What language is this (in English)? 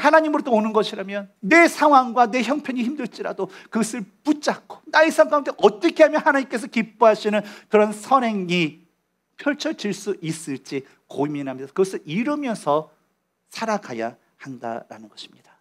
Korean